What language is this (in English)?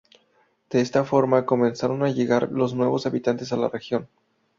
Spanish